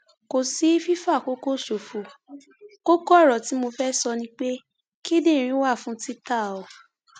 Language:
Yoruba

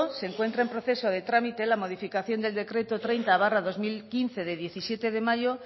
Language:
Spanish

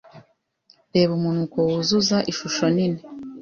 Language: Kinyarwanda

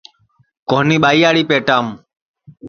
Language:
Sansi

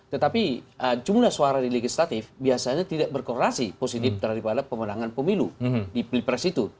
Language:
Indonesian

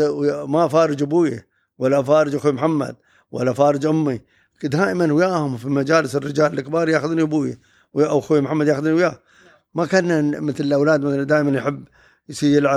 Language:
Arabic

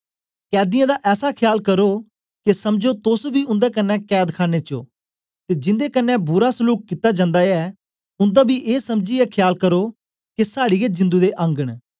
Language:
Dogri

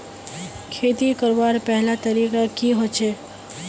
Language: Magahi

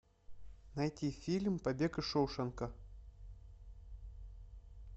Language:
Russian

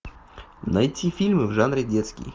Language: Russian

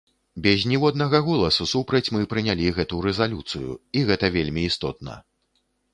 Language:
Belarusian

